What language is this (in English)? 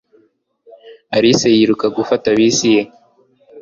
Kinyarwanda